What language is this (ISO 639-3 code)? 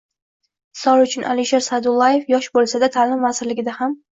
uzb